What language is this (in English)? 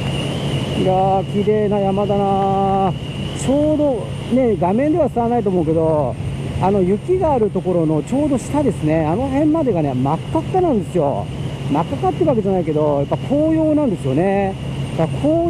Japanese